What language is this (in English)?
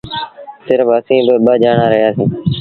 Sindhi Bhil